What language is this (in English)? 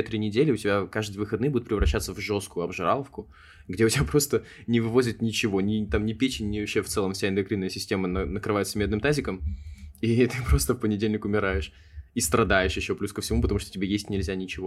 Russian